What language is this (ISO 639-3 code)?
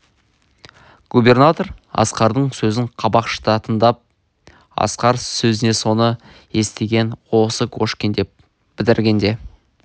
kaz